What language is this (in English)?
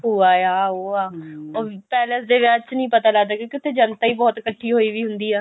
Punjabi